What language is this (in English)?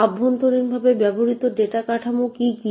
Bangla